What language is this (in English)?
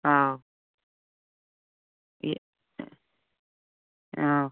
Manipuri